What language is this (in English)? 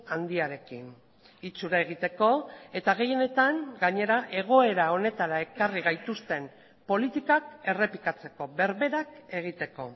Basque